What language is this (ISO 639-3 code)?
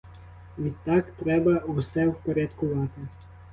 ukr